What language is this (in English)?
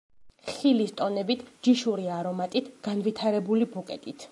Georgian